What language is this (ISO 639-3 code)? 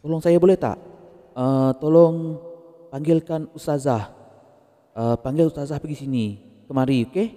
msa